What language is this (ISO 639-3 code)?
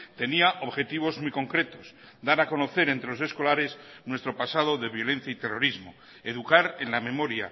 spa